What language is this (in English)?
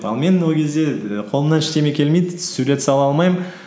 Kazakh